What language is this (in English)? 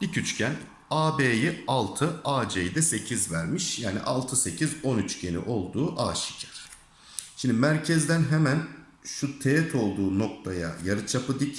Turkish